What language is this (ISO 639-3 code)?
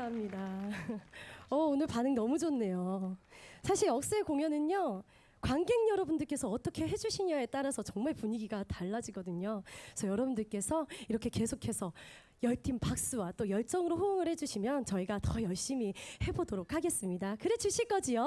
kor